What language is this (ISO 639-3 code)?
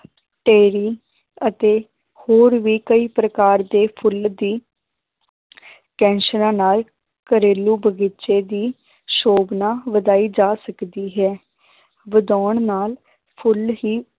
pan